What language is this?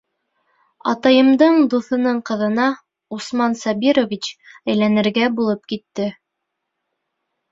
Bashkir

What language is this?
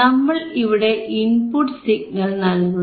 Malayalam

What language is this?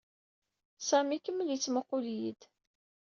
Kabyle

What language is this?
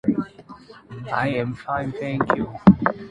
Chinese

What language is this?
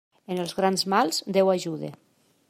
Catalan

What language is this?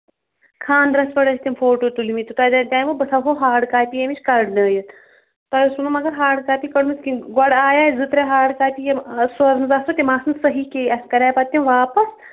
Kashmiri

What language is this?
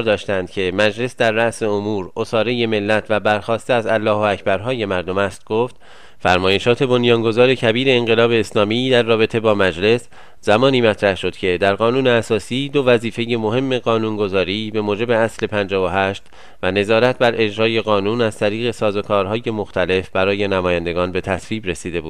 Persian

